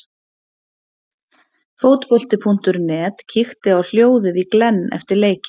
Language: Icelandic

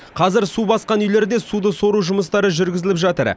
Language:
Kazakh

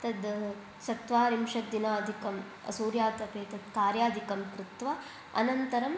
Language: Sanskrit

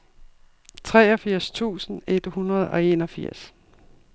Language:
Danish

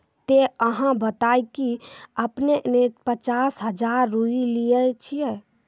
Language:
Maithili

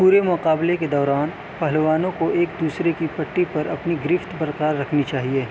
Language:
Urdu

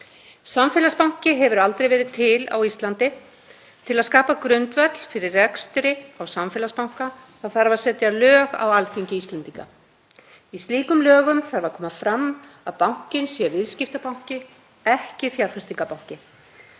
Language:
Icelandic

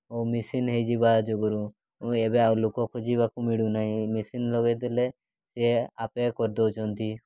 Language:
Odia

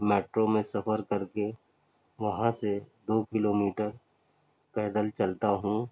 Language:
Urdu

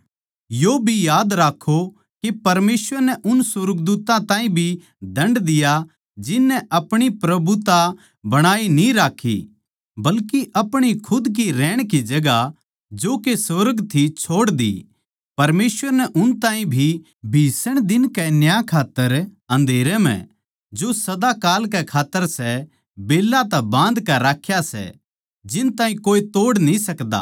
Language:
Haryanvi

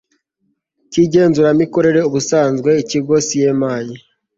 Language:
Kinyarwanda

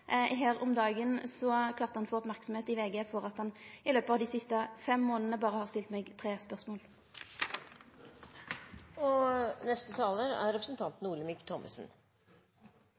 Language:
Norwegian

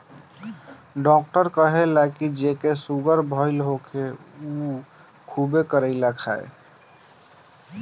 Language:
Bhojpuri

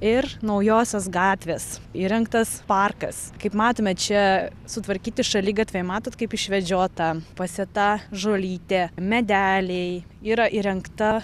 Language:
Lithuanian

